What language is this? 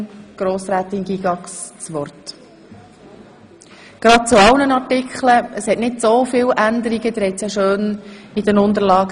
Swiss German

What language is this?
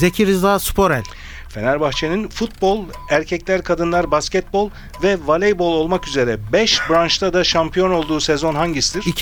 Turkish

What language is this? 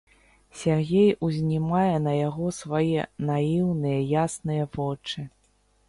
Belarusian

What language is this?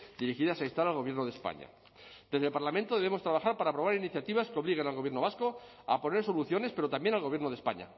Spanish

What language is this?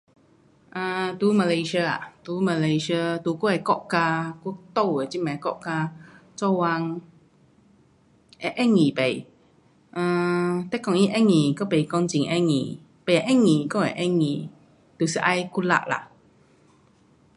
Pu-Xian Chinese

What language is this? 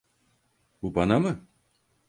Turkish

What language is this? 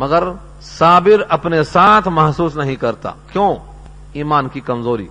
Urdu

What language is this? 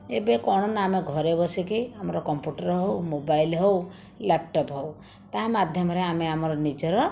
Odia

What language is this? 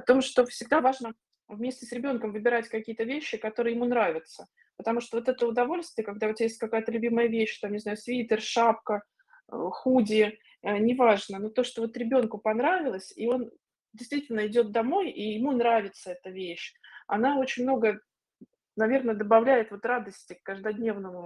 Russian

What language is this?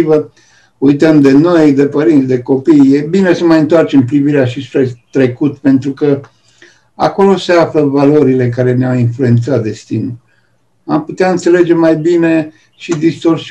Romanian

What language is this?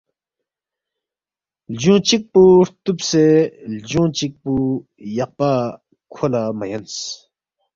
Balti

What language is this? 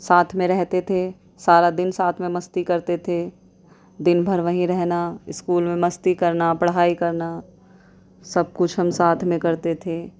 Urdu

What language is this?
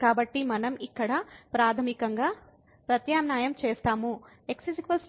Telugu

